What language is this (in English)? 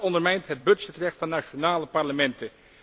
Dutch